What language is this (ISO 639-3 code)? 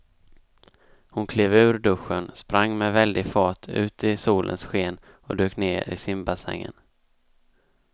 swe